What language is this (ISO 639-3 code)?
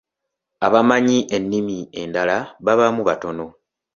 lug